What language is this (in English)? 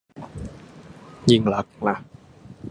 Thai